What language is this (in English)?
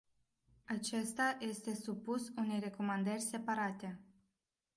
Romanian